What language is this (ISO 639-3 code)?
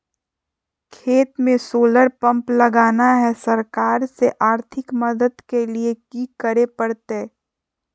mag